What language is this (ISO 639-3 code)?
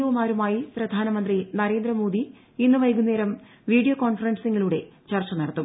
mal